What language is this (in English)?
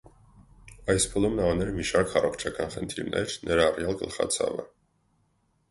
Armenian